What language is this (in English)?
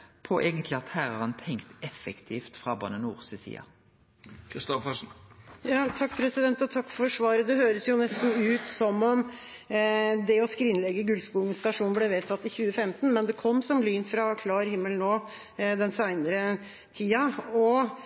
Norwegian